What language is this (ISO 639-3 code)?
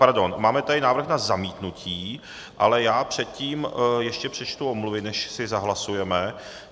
ces